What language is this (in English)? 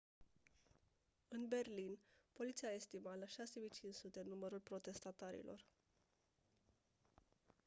Romanian